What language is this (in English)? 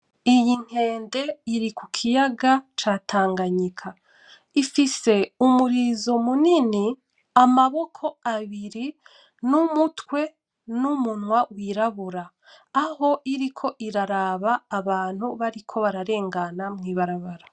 Rundi